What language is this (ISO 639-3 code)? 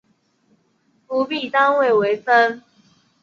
zho